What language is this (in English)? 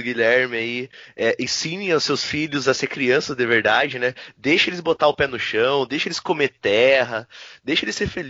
Portuguese